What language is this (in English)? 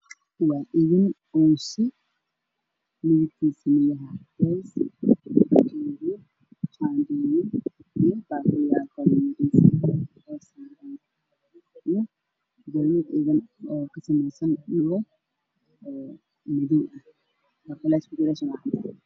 Somali